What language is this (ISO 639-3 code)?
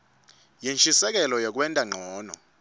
ssw